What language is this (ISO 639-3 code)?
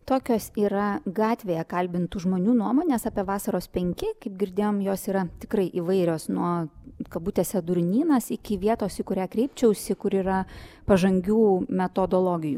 lit